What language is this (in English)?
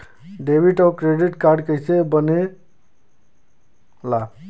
Bhojpuri